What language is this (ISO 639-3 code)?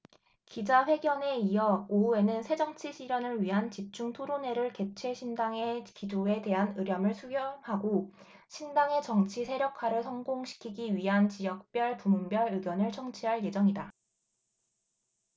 kor